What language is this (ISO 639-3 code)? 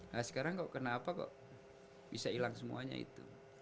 ind